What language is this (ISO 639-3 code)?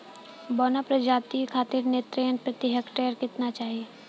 bho